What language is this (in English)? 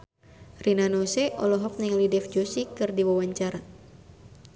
Sundanese